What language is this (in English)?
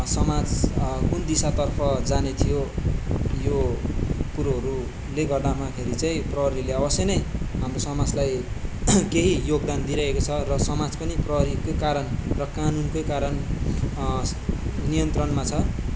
Nepali